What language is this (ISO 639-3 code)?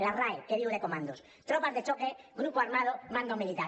cat